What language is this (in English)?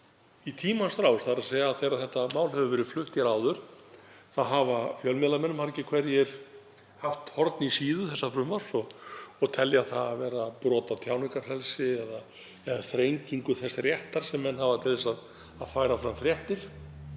Icelandic